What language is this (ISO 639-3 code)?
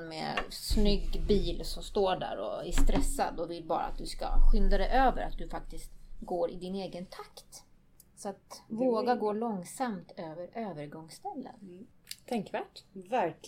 swe